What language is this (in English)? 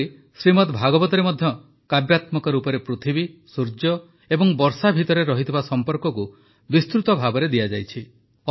Odia